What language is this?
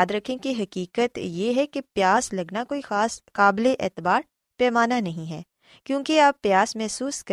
Urdu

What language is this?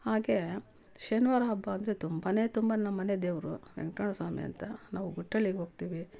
Kannada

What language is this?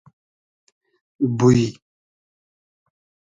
Hazaragi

